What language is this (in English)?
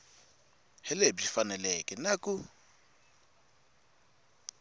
Tsonga